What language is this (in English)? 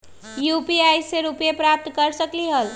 Magahi